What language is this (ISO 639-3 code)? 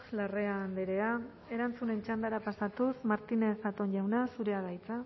eus